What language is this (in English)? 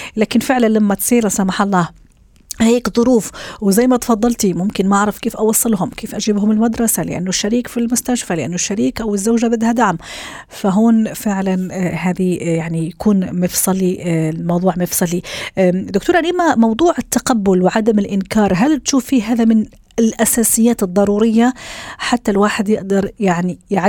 Arabic